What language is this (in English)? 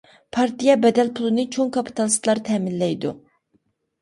Uyghur